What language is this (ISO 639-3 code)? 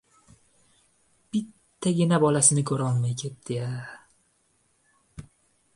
uzb